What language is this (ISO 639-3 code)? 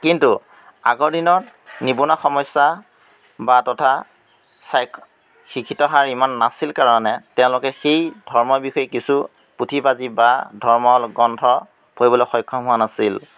asm